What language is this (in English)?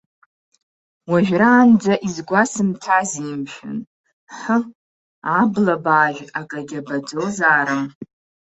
Abkhazian